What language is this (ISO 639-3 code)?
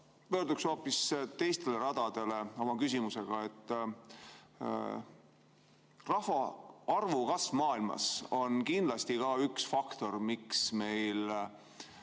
est